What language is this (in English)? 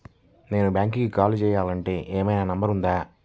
Telugu